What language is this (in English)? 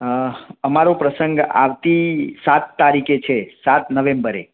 Gujarati